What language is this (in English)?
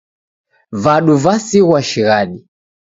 Taita